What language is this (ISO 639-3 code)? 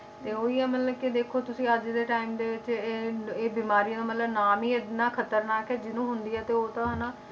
pan